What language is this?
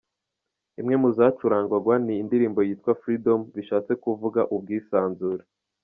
Kinyarwanda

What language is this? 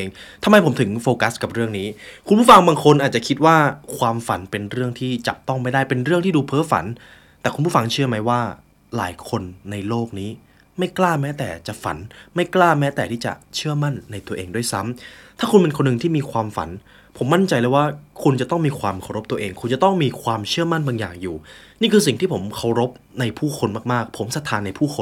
Thai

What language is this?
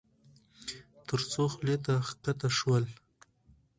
Pashto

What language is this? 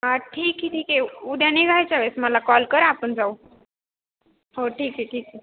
Marathi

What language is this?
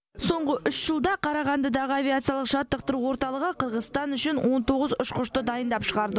Kazakh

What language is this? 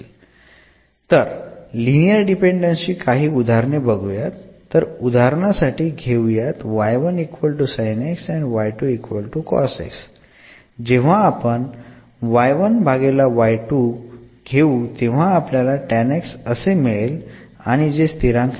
Marathi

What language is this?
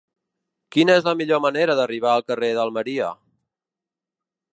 Catalan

